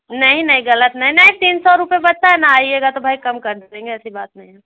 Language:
Hindi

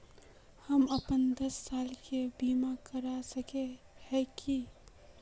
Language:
Magahi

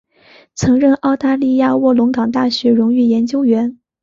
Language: Chinese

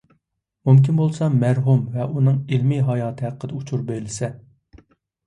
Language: Uyghur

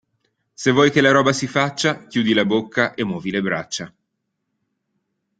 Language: Italian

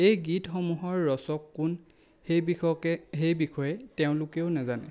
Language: Assamese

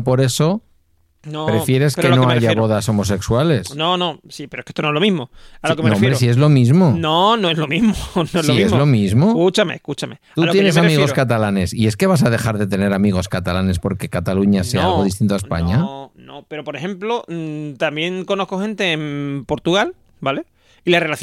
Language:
Spanish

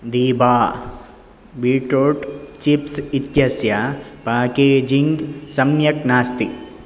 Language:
Sanskrit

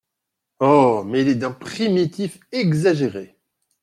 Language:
French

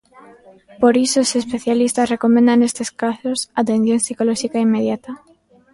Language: Galician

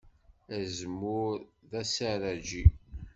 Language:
Kabyle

